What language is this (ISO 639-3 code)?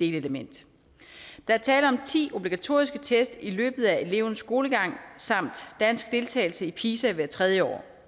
dan